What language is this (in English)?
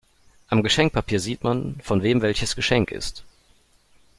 German